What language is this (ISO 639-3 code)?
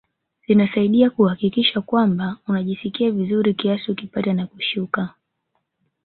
swa